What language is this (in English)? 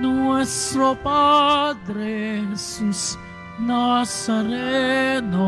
Filipino